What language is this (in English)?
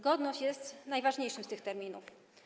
Polish